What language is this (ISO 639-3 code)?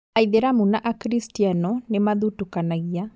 kik